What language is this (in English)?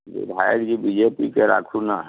Maithili